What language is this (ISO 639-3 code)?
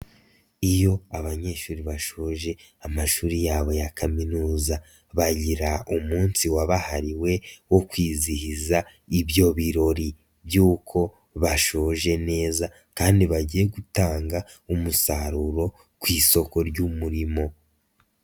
kin